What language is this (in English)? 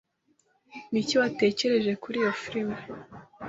Kinyarwanda